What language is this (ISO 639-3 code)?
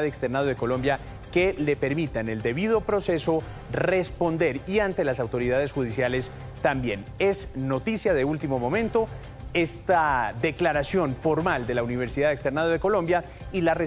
spa